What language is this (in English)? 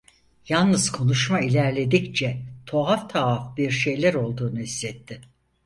Turkish